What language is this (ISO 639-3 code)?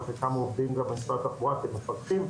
heb